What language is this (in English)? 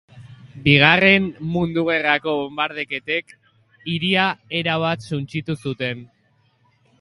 Basque